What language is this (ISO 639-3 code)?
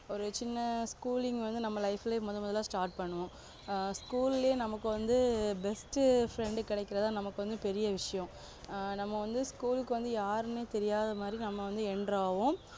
tam